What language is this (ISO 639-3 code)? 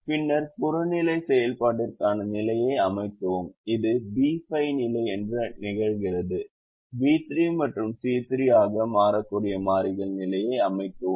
tam